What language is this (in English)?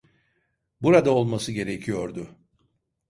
Turkish